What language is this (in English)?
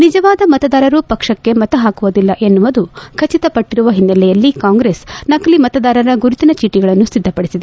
Kannada